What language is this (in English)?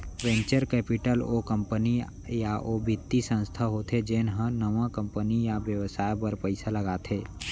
Chhattisgarhi